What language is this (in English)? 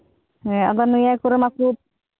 Santali